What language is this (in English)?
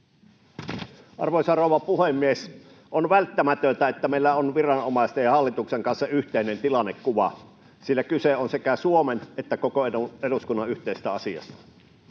Finnish